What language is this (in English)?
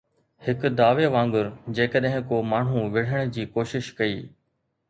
Sindhi